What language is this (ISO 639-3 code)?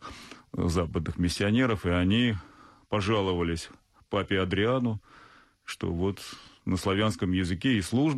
rus